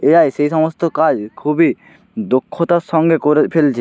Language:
Bangla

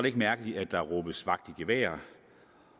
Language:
Danish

